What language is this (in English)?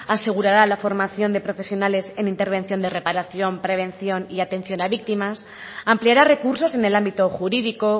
Spanish